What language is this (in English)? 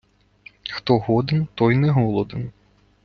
Ukrainian